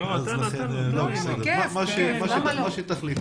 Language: Hebrew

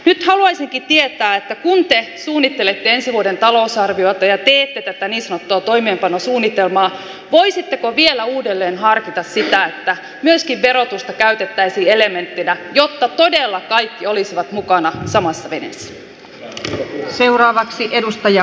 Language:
Finnish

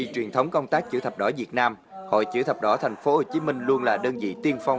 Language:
Vietnamese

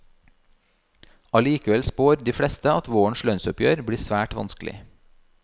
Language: Norwegian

